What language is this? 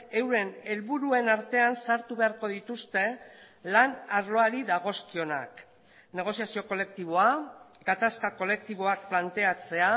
Basque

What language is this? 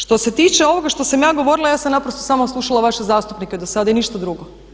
Croatian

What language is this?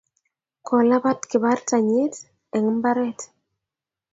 Kalenjin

